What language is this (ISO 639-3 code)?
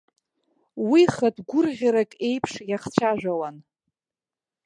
abk